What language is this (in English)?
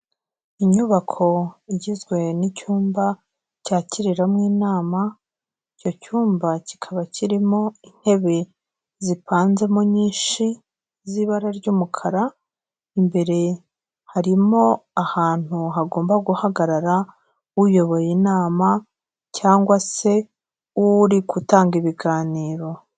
Kinyarwanda